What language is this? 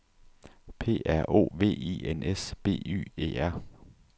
Danish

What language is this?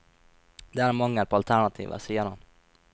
Norwegian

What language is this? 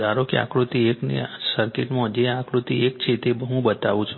Gujarati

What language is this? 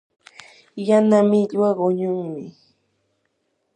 Yanahuanca Pasco Quechua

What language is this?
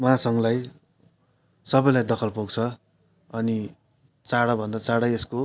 Nepali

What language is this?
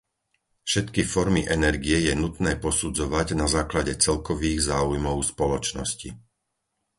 Slovak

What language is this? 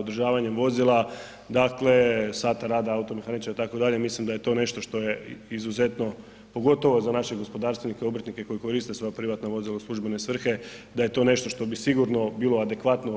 Croatian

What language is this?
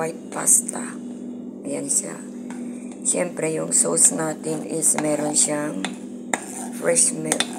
Filipino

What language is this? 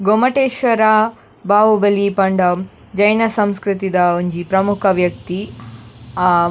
Tulu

